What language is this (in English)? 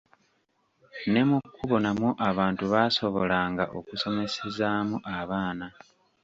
Ganda